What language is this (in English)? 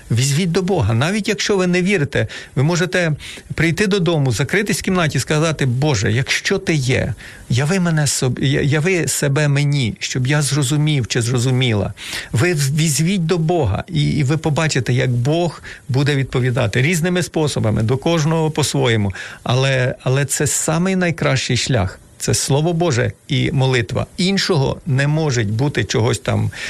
Ukrainian